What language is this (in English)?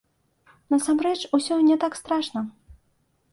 Belarusian